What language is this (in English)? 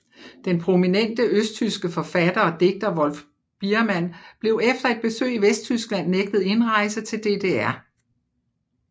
Danish